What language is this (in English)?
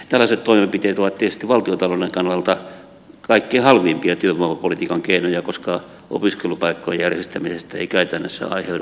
Finnish